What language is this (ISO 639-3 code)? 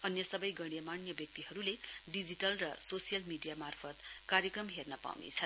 nep